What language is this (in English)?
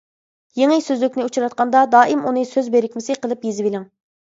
Uyghur